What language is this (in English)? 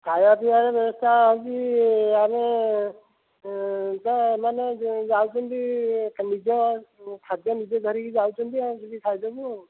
Odia